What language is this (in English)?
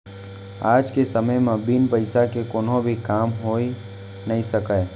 Chhattisgarhi